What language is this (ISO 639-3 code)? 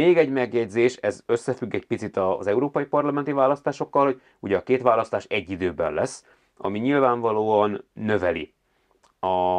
hun